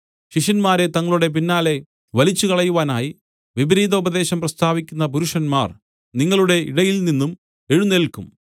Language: Malayalam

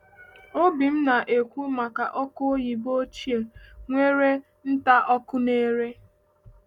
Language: Igbo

